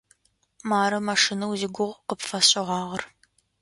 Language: Adyghe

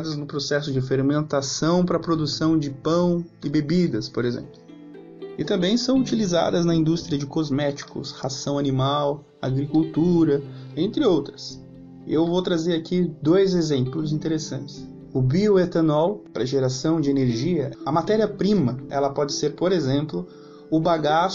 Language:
Portuguese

